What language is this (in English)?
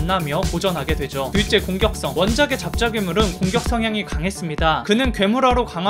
Korean